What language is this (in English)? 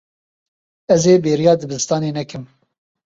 Kurdish